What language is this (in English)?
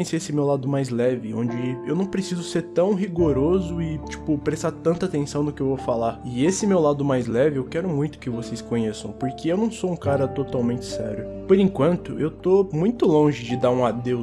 Portuguese